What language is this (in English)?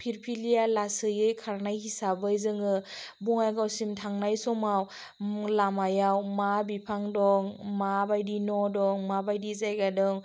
Bodo